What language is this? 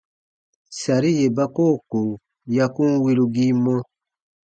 Baatonum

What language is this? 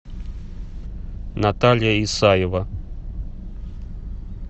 Russian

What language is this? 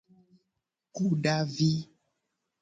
Gen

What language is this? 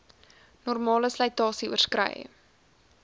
Afrikaans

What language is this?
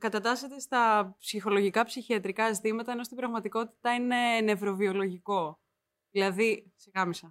Greek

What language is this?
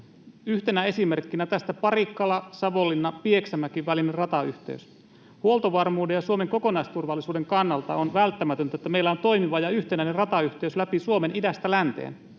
Finnish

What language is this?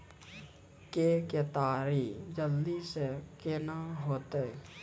Maithili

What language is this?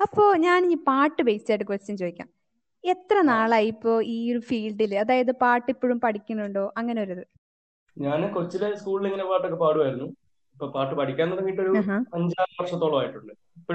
Malayalam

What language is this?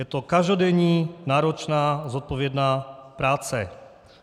Czech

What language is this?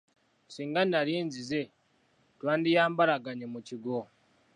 Ganda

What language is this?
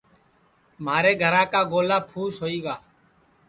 Sansi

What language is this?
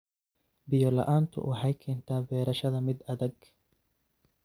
Somali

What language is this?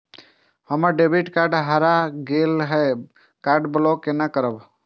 Maithili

